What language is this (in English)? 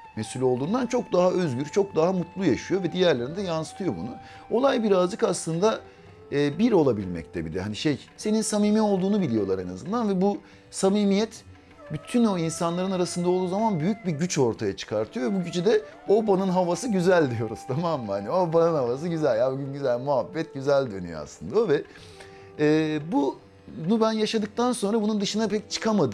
Turkish